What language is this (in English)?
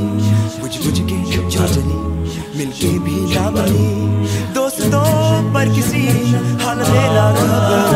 Romanian